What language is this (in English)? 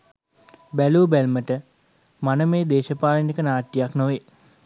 Sinhala